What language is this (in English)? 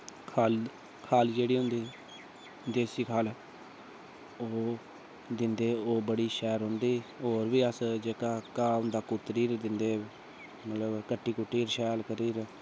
Dogri